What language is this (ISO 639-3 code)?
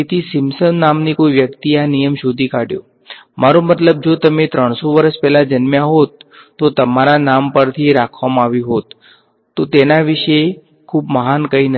guj